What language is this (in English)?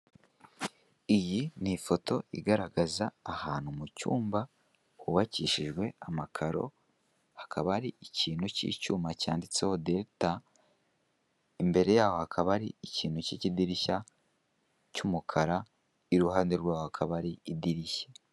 Kinyarwanda